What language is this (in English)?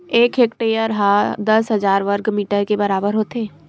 Chhattisgarhi